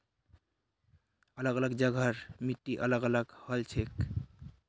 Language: Magahi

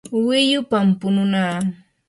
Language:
Yanahuanca Pasco Quechua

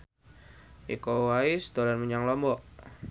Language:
Javanese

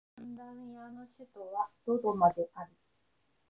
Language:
Japanese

